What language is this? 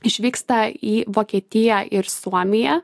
Lithuanian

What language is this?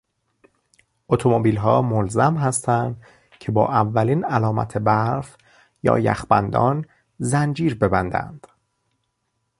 Persian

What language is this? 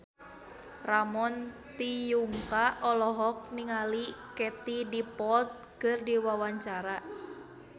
Sundanese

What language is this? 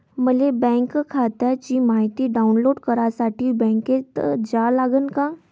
Marathi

